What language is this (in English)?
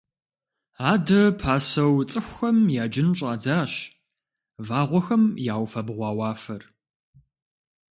Kabardian